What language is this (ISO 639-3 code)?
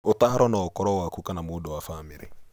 kik